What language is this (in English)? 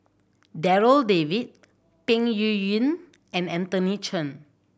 English